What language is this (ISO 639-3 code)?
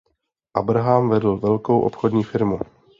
ces